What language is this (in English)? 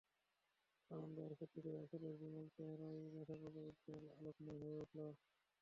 Bangla